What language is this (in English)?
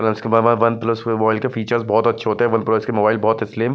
Hindi